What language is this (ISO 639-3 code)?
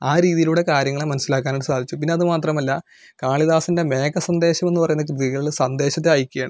mal